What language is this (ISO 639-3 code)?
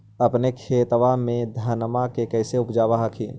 mag